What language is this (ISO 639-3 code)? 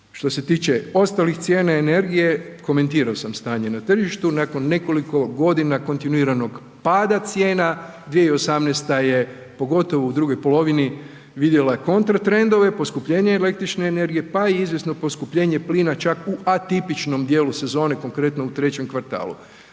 hrv